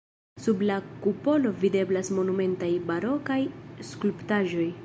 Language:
Esperanto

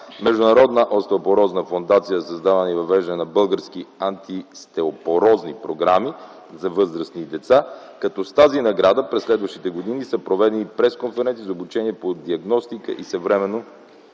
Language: Bulgarian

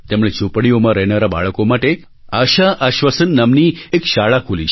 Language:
Gujarati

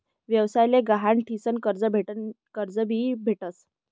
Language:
Marathi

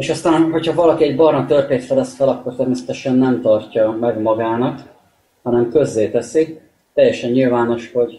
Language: Hungarian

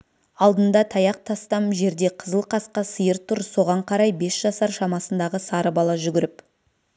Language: Kazakh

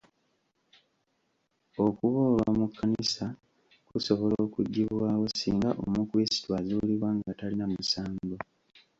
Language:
Ganda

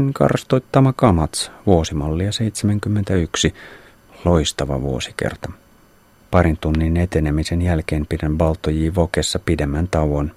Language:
Finnish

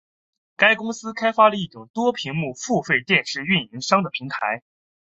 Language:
Chinese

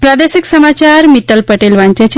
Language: Gujarati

